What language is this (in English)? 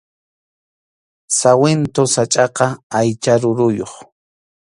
Arequipa-La Unión Quechua